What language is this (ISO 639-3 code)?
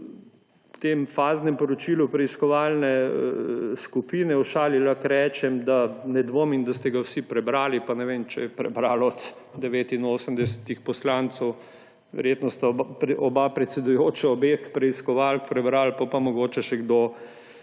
slv